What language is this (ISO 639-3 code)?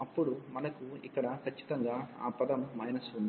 tel